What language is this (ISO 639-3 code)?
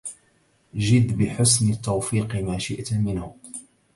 ara